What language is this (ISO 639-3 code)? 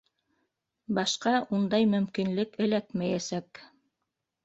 bak